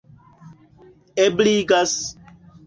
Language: Esperanto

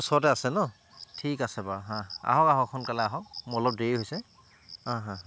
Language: Assamese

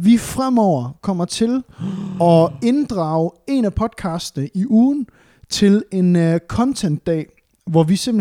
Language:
Danish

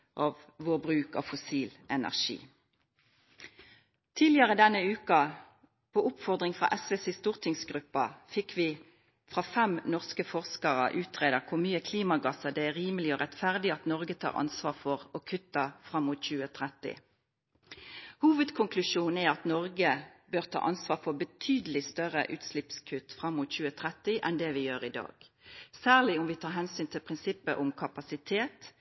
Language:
Norwegian Nynorsk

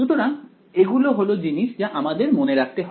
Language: Bangla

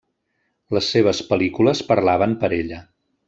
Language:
Catalan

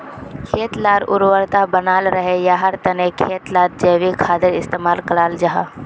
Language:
Magahi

